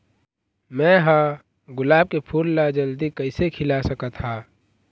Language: Chhattisgarhi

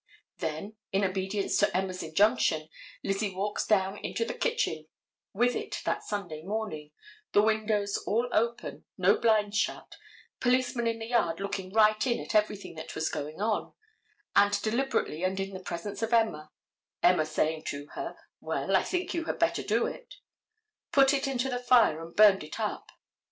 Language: English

